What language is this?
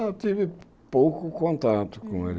Portuguese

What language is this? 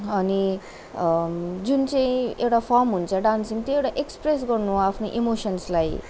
Nepali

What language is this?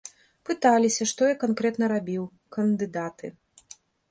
Belarusian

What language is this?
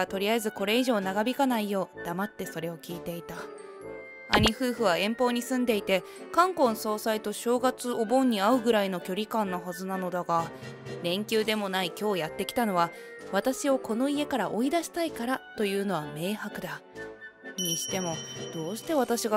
Japanese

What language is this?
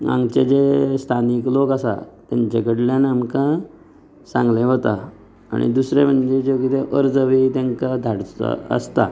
Konkani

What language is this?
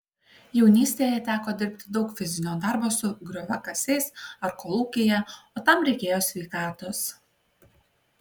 Lithuanian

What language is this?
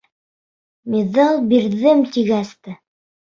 Bashkir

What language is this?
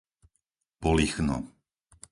Slovak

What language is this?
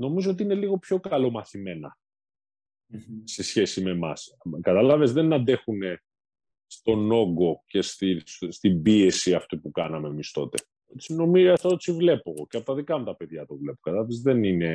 Greek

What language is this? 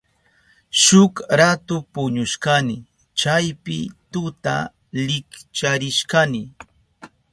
Southern Pastaza Quechua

